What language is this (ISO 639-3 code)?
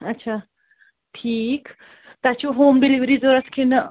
kas